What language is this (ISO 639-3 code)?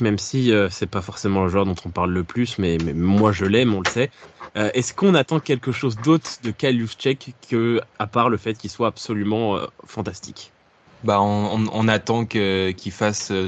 fra